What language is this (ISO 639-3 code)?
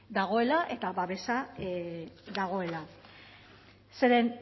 eus